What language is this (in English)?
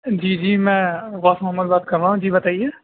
Urdu